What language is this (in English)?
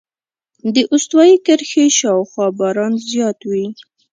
Pashto